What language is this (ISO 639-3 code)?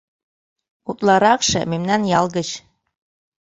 chm